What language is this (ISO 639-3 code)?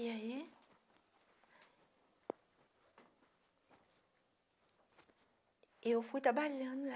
por